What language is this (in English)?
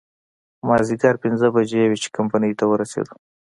Pashto